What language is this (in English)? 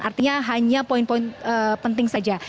Indonesian